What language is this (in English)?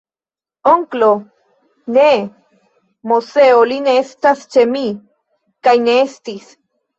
Esperanto